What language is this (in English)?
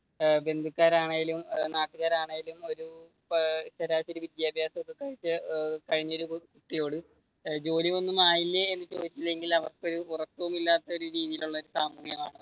Malayalam